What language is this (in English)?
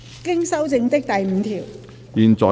Cantonese